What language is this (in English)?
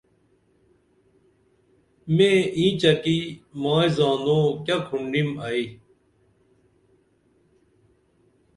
Dameli